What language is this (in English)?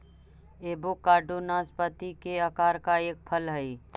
Magahi